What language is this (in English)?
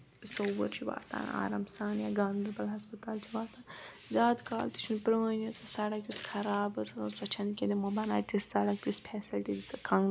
Kashmiri